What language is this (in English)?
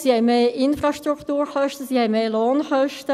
Swiss German